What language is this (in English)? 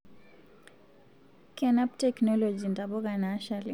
Masai